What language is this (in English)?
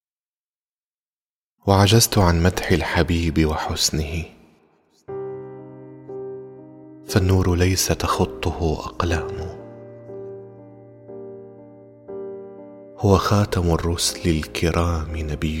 Arabic